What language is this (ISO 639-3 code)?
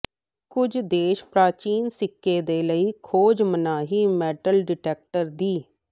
pan